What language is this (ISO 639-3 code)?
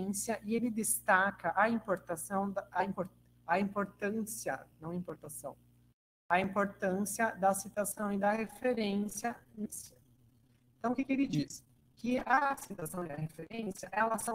por